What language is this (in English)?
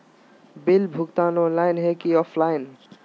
Magahi